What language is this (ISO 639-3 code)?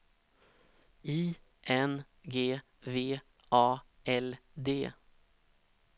swe